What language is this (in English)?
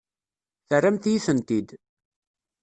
Kabyle